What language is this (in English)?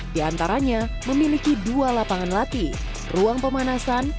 Indonesian